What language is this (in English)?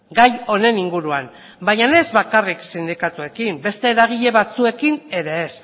Basque